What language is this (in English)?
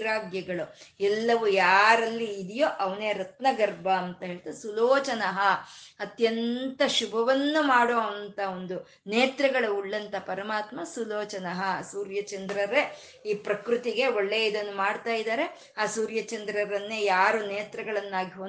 Kannada